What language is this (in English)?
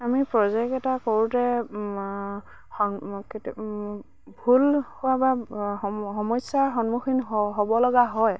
Assamese